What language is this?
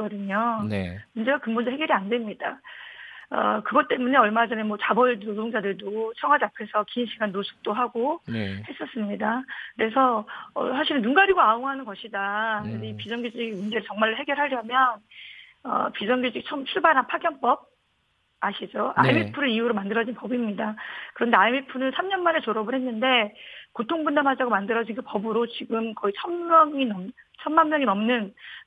Korean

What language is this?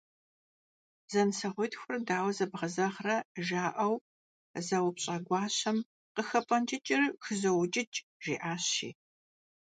Kabardian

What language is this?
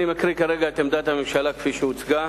Hebrew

